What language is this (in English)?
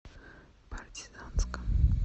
Russian